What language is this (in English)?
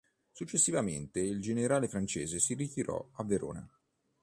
Italian